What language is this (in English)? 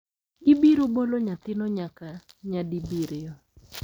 Luo (Kenya and Tanzania)